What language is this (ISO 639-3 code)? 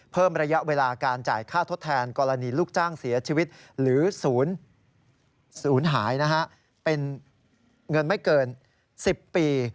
tha